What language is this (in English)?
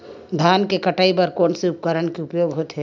Chhattisgarhi